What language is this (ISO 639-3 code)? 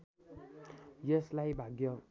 nep